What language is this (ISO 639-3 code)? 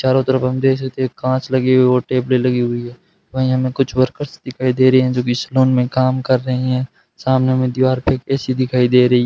hin